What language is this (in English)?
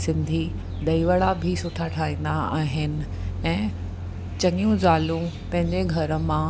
Sindhi